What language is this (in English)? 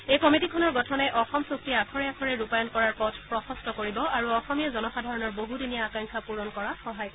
Assamese